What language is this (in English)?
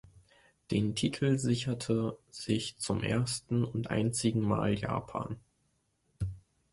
German